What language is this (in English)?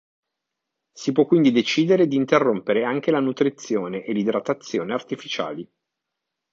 Italian